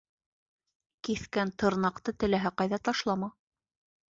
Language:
Bashkir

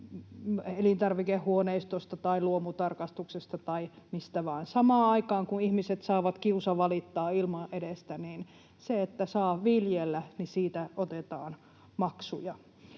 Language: Finnish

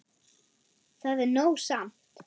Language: Icelandic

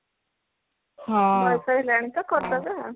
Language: Odia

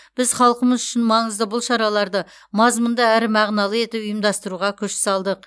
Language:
Kazakh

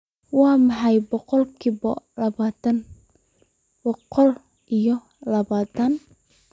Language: Somali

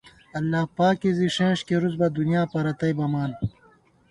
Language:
Gawar-Bati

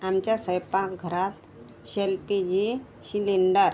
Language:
Marathi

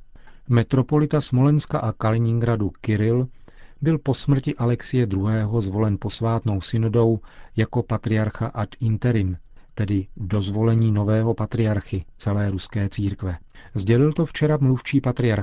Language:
Czech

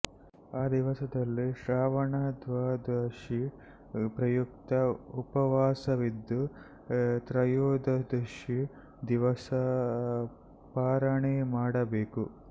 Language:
Kannada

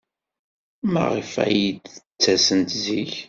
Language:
Kabyle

